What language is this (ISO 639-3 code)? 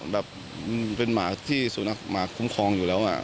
tha